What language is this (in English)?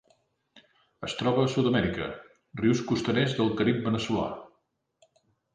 Catalan